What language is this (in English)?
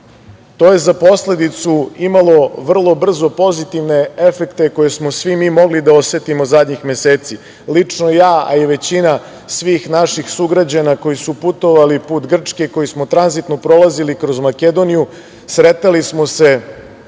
Serbian